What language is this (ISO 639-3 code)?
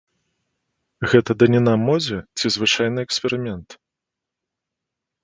bel